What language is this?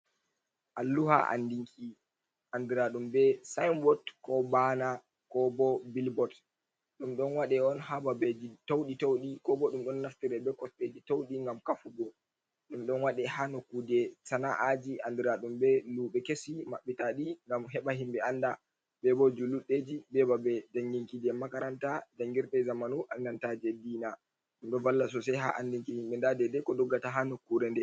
Fula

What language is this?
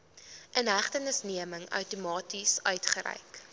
Afrikaans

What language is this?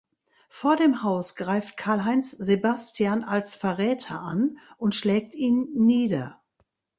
German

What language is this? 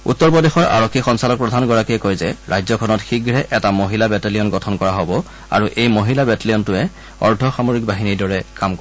Assamese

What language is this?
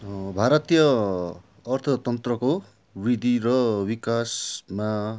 Nepali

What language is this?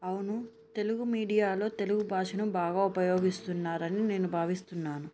Telugu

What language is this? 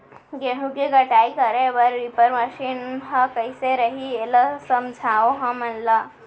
Chhattisgarhi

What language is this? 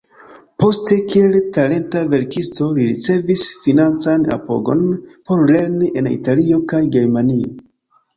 Esperanto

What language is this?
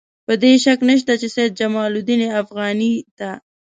Pashto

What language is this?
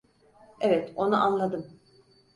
Turkish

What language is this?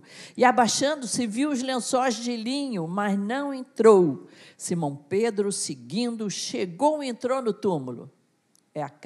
Portuguese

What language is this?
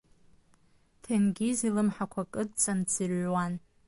Abkhazian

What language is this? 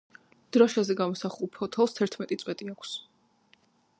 Georgian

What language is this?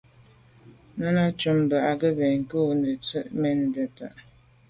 Medumba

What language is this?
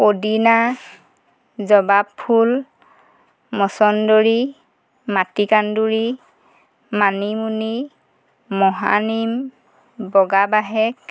Assamese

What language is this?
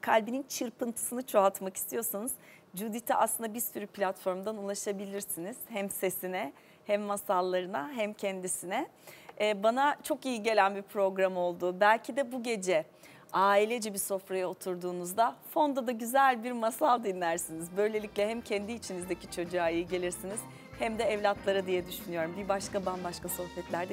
Turkish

